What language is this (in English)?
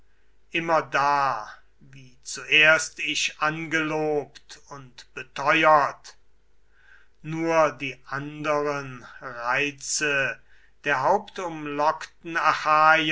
German